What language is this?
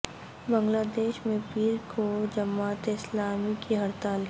Urdu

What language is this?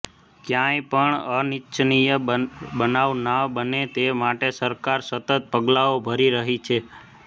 Gujarati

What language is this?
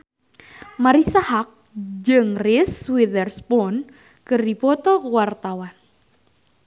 Sundanese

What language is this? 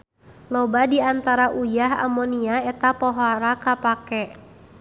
Sundanese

